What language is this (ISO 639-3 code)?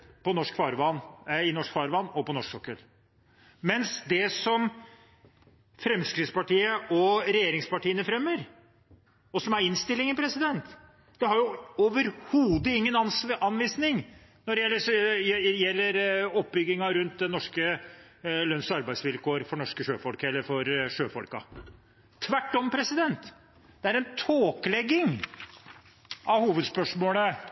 nob